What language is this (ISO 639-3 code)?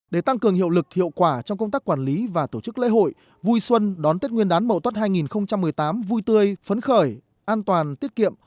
vie